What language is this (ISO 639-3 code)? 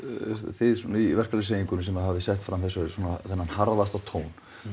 isl